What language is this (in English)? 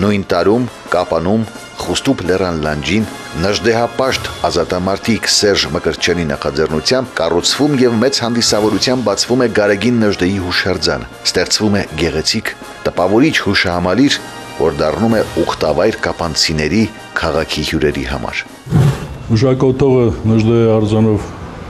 Romanian